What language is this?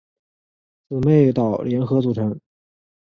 Chinese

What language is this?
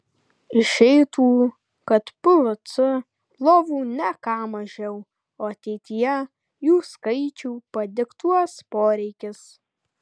Lithuanian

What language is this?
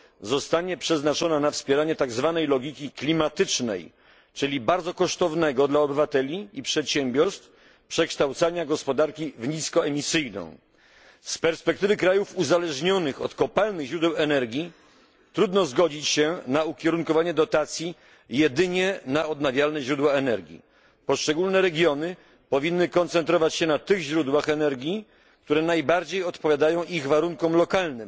Polish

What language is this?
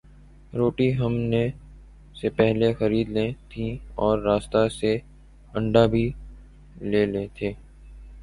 Urdu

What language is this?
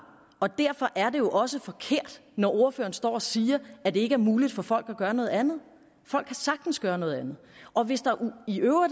Danish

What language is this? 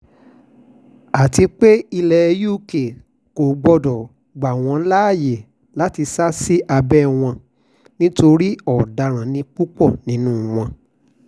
Yoruba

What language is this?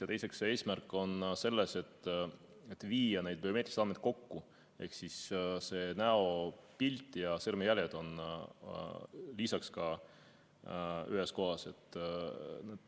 Estonian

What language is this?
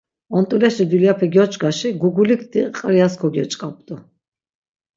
Laz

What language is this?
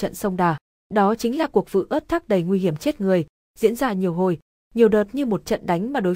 Vietnamese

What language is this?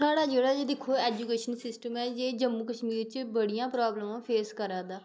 Dogri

